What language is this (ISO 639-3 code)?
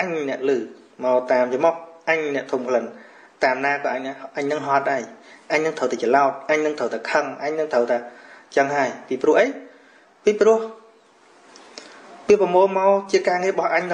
vie